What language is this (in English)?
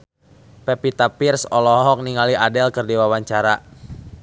Sundanese